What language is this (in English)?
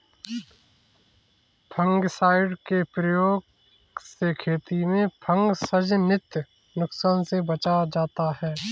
Hindi